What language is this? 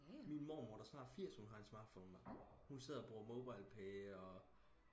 Danish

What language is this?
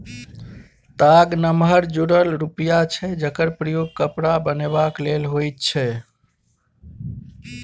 Maithili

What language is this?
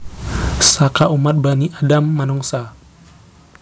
Javanese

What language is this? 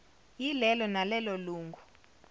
Zulu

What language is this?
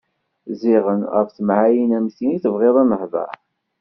Kabyle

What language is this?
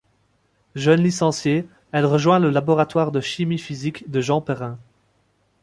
French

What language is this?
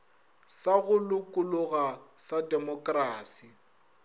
Northern Sotho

